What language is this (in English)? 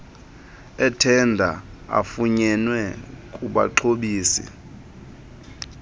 Xhosa